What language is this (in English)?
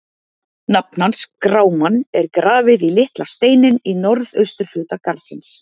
Icelandic